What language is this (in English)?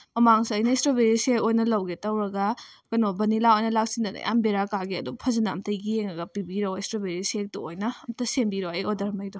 Manipuri